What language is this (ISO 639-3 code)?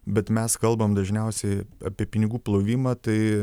lit